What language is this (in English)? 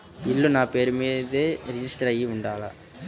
Telugu